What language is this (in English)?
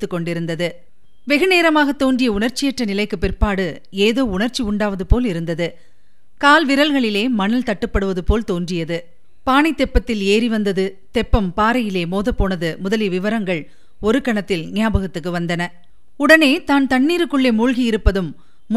Tamil